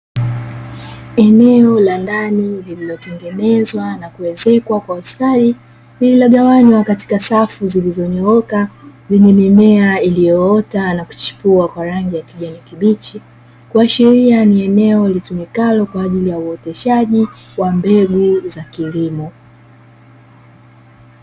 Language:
Swahili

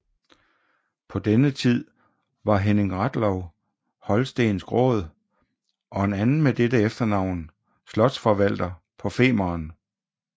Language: Danish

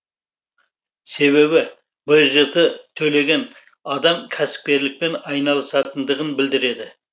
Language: Kazakh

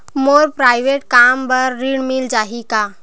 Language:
Chhattisgarhi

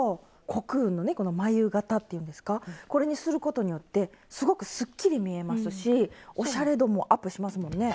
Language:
Japanese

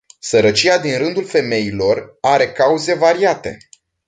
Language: Romanian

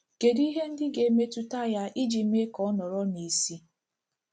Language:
Igbo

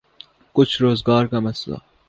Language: Urdu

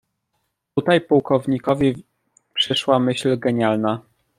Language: Polish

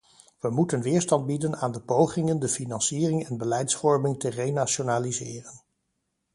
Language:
Dutch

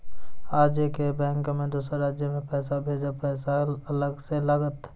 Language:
Maithili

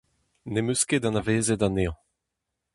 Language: Breton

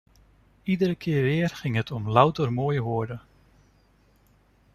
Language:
Dutch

